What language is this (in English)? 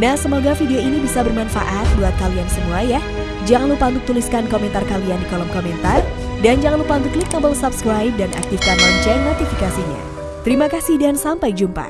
Indonesian